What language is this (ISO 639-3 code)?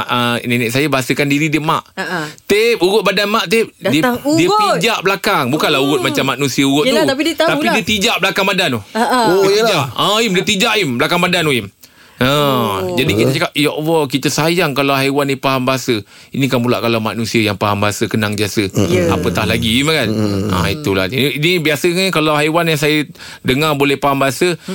msa